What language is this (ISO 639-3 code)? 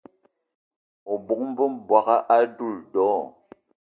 eto